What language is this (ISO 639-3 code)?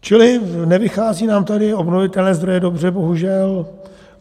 ces